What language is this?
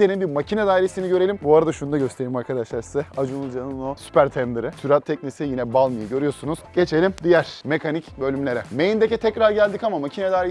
Turkish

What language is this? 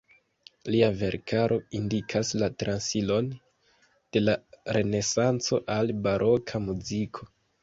Esperanto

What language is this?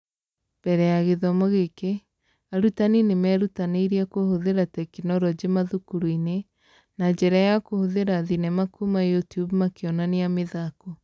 Kikuyu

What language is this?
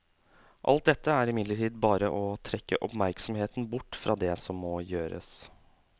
Norwegian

